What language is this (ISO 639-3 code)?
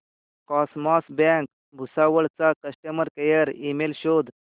mar